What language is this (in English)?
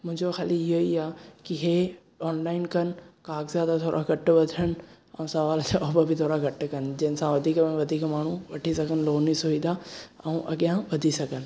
Sindhi